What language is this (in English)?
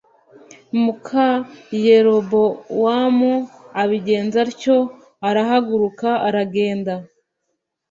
Kinyarwanda